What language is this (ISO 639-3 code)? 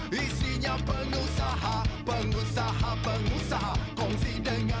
ind